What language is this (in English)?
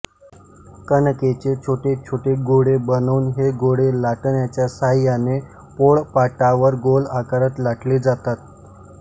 Marathi